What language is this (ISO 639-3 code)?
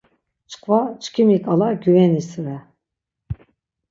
lzz